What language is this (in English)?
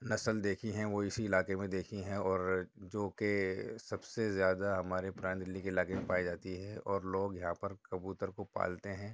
Urdu